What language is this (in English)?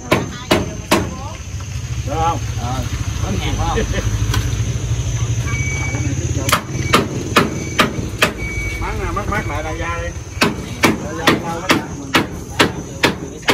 Vietnamese